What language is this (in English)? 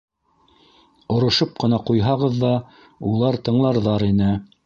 Bashkir